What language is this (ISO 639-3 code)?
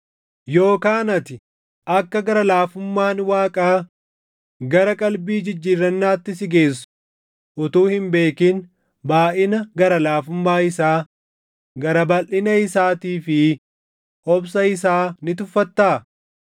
orm